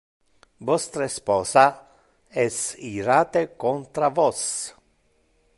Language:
Interlingua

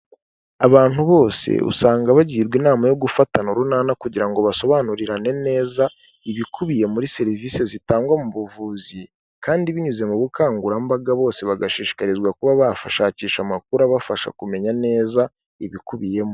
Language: Kinyarwanda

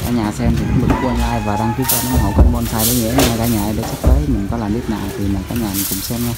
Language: Vietnamese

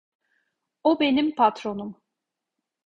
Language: Turkish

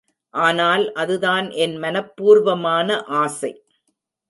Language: Tamil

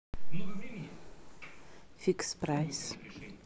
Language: Russian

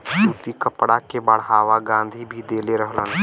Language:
Bhojpuri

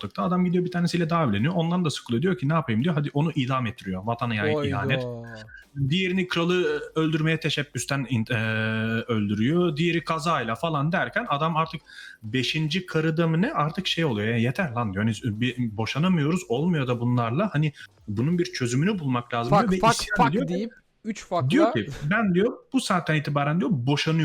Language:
Turkish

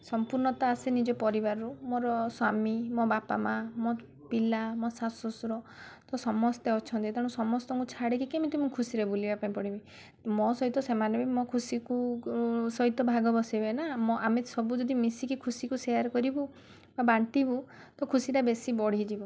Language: Odia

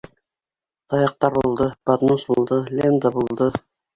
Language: Bashkir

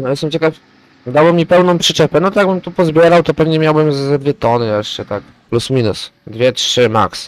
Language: Polish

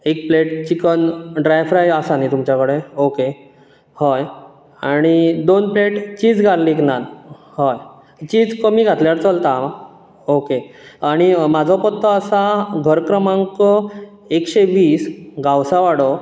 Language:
Konkani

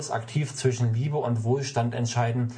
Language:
German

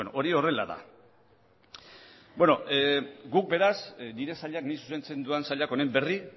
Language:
Basque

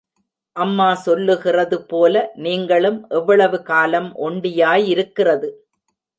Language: Tamil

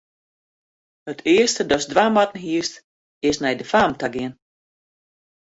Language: Western Frisian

